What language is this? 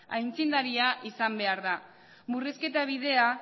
Basque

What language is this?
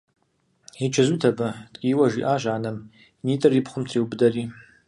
Kabardian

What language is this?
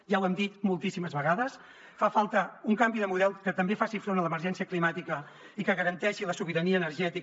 Catalan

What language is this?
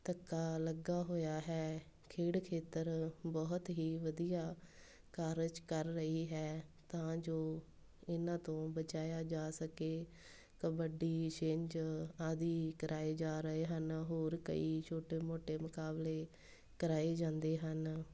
Punjabi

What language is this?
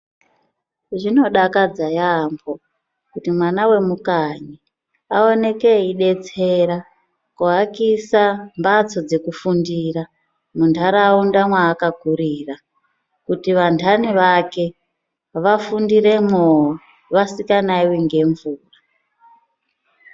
Ndau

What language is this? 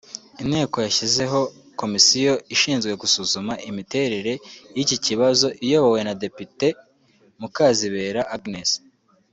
Kinyarwanda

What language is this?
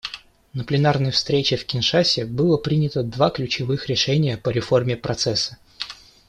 Russian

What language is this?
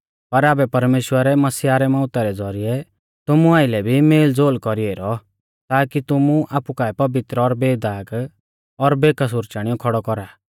Mahasu Pahari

